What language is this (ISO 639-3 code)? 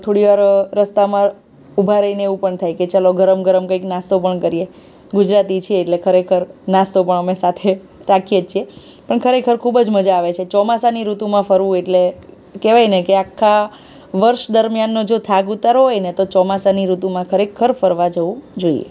guj